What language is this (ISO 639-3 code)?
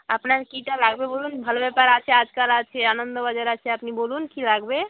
ben